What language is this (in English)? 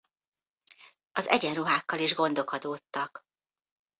Hungarian